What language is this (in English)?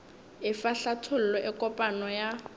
Northern Sotho